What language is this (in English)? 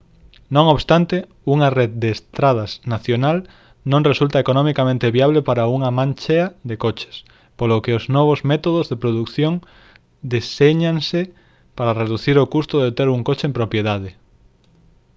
Galician